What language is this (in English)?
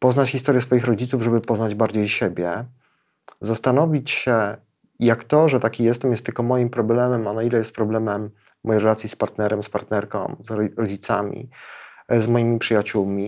Polish